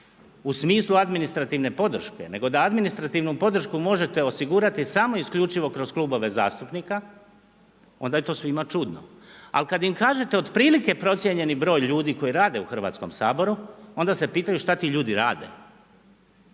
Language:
Croatian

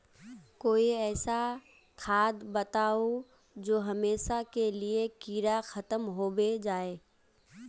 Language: Magahi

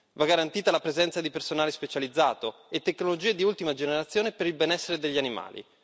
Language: Italian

